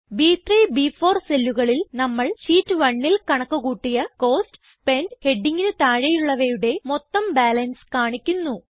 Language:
Malayalam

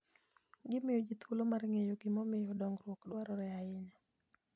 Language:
Luo (Kenya and Tanzania)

